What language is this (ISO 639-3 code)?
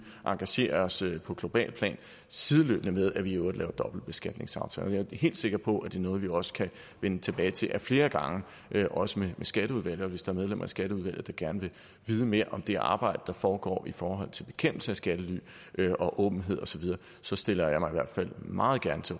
dan